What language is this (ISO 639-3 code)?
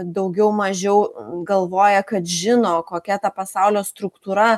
lit